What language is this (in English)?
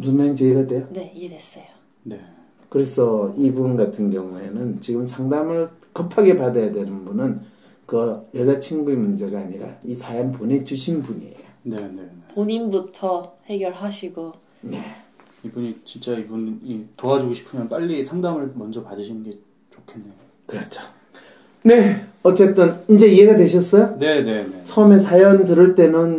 Korean